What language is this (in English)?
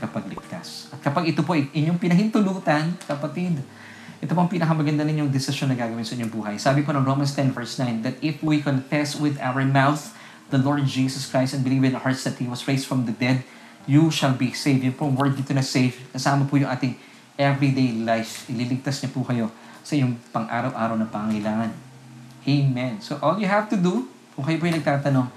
Filipino